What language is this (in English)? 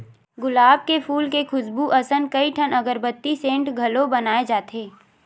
Chhattisgarhi